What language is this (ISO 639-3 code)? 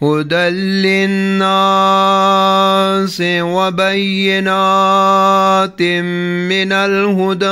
ara